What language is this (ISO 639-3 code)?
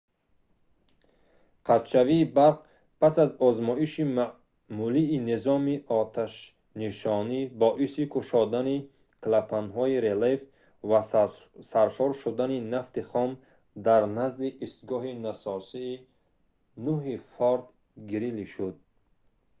tgk